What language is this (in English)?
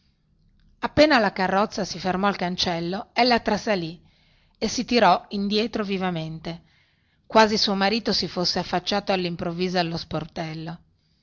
Italian